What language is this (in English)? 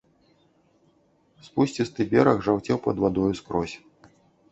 Belarusian